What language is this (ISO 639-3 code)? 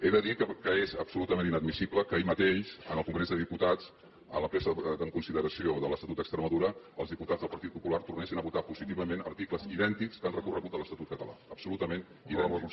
cat